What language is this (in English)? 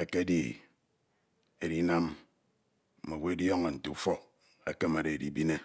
Ito